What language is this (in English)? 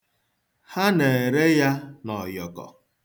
Igbo